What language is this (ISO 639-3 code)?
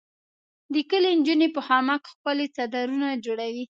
pus